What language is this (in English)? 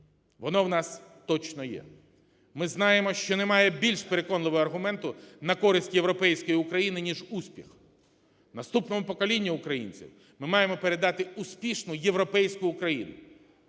Ukrainian